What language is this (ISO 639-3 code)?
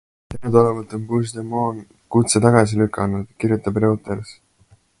est